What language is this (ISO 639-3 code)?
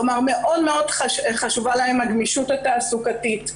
heb